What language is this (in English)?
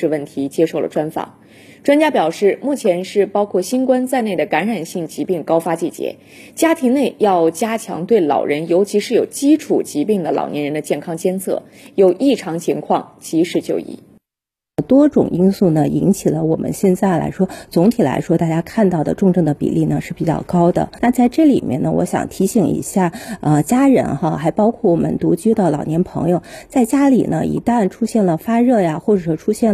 Chinese